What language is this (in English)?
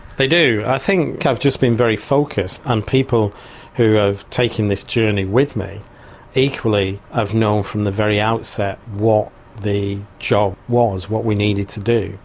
English